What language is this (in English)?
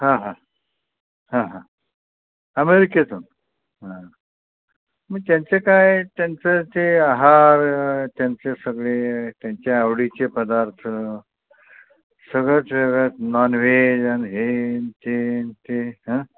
Marathi